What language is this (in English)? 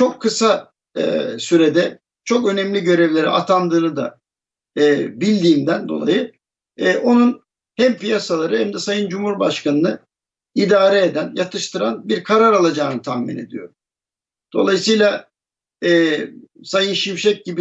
Turkish